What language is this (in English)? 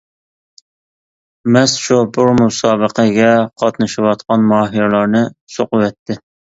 Uyghur